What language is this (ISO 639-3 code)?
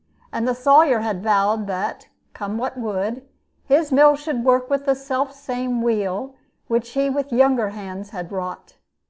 eng